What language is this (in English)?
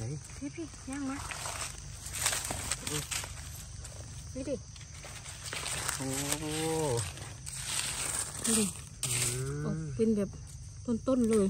Thai